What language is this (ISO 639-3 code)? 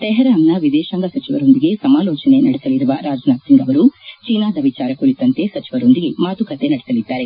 kan